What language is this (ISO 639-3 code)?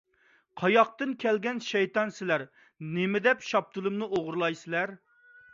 uig